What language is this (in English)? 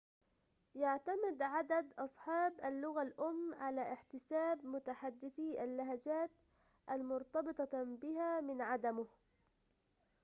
Arabic